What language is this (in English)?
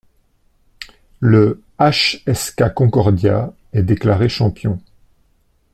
French